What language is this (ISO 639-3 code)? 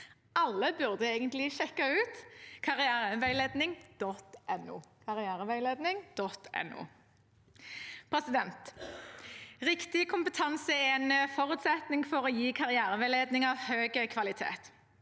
nor